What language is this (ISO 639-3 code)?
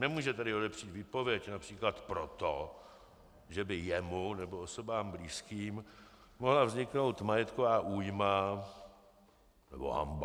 ces